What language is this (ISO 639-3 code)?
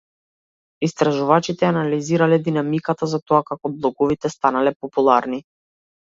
mkd